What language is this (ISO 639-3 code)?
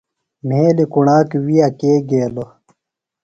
phl